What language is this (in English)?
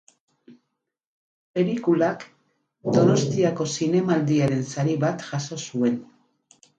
Basque